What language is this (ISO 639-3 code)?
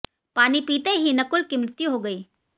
hin